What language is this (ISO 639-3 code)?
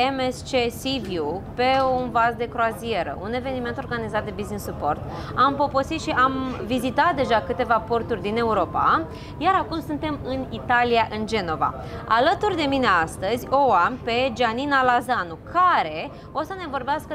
ron